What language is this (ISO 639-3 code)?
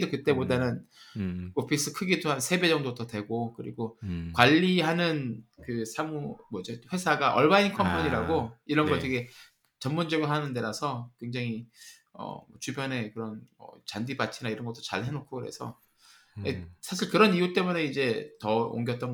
kor